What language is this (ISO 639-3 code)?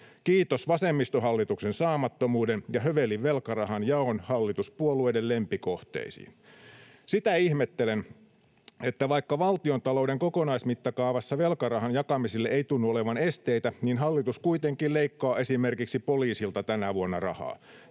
fin